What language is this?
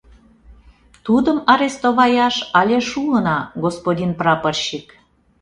Mari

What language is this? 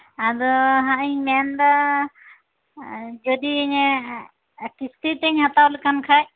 Santali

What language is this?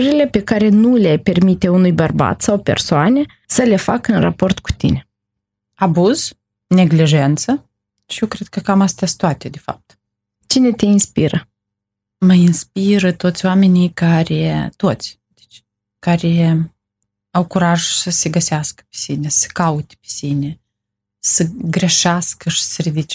Romanian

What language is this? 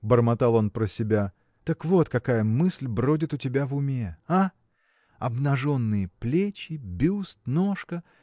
Russian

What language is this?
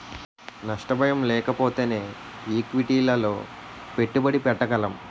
Telugu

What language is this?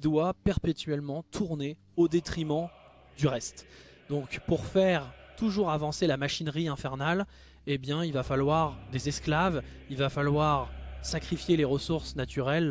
French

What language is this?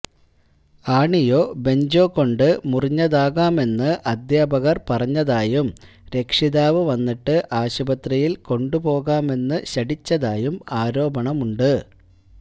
Malayalam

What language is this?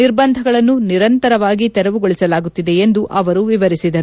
Kannada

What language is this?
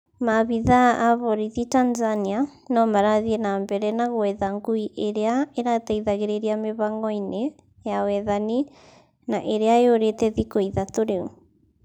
Kikuyu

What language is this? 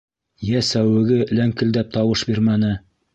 Bashkir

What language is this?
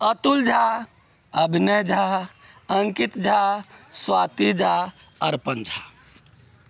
Maithili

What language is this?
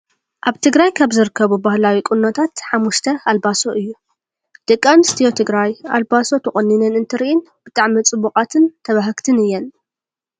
Tigrinya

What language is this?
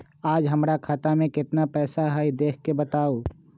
Magahi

